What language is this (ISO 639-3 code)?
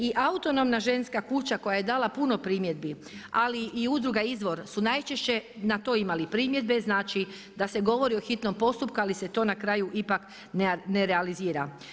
hrv